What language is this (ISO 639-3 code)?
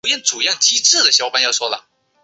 zho